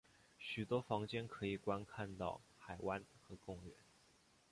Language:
Chinese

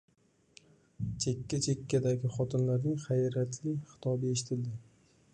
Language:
Uzbek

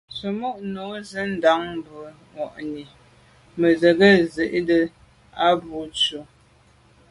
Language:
Medumba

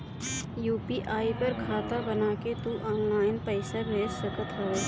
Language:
Bhojpuri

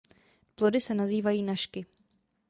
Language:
Czech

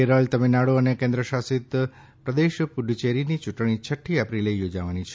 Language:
Gujarati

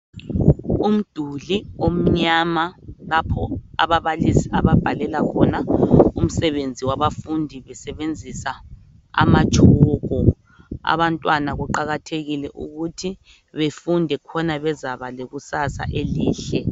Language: North Ndebele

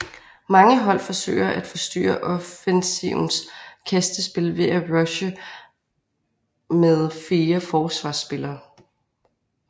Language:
Danish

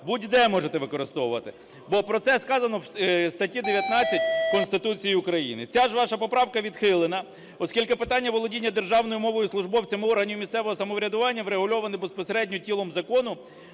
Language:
Ukrainian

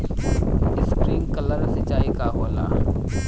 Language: Bhojpuri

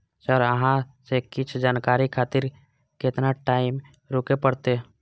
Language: Maithili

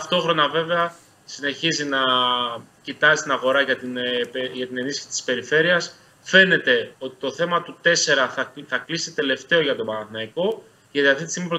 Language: Greek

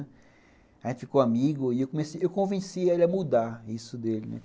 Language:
Portuguese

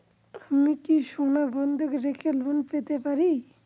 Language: Bangla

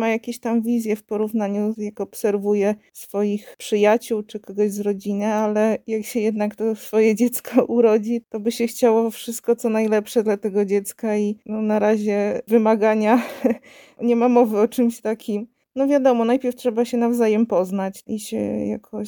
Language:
Polish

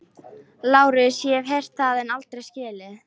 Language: Icelandic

